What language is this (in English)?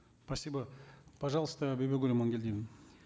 Kazakh